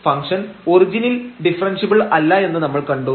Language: Malayalam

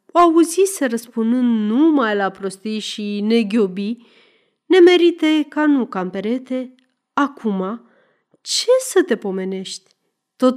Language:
Romanian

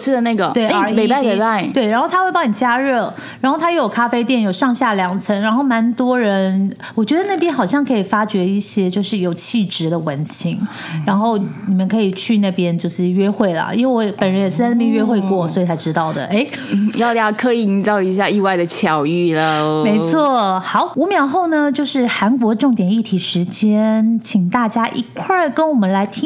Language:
Chinese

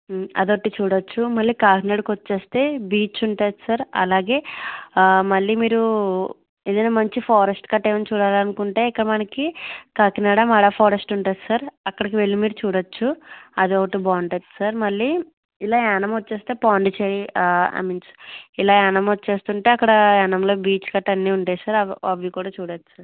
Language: Telugu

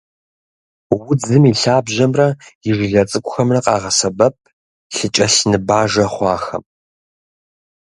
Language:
Kabardian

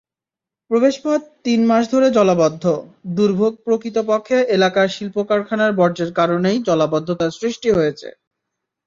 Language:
Bangla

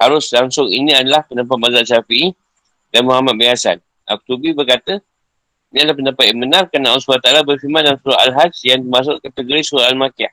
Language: Malay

